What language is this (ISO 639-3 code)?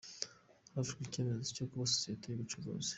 kin